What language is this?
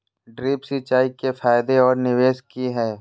Magahi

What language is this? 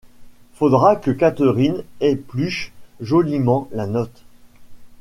French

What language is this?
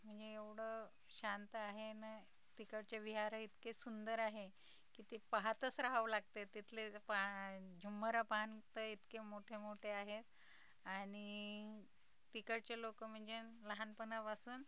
Marathi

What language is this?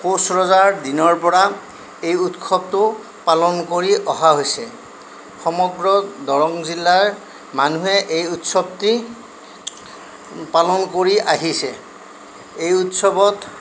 Assamese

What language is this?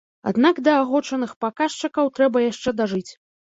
Belarusian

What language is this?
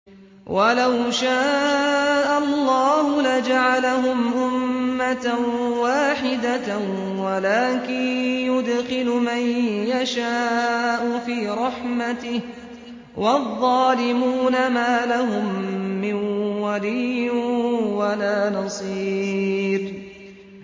Arabic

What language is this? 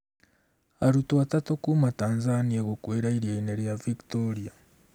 Kikuyu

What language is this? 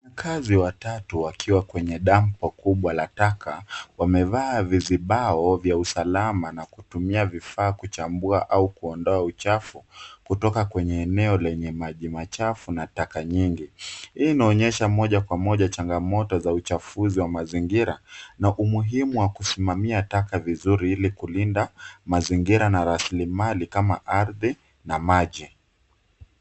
Swahili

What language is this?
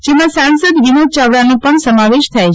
Gujarati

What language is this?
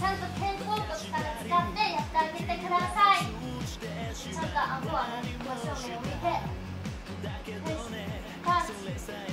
Japanese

